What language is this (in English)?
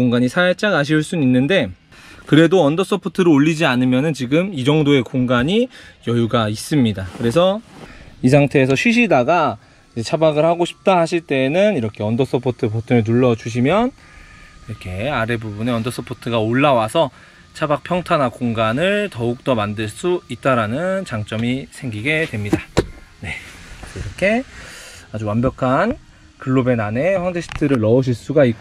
Korean